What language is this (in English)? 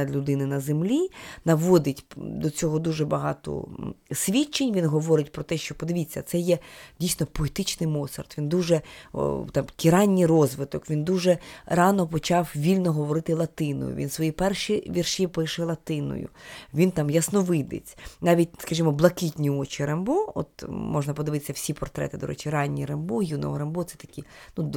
Ukrainian